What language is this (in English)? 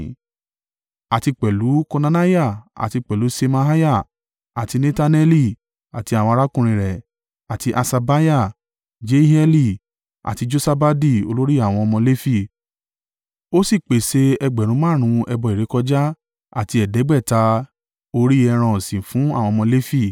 Yoruba